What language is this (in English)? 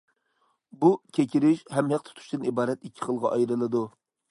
Uyghur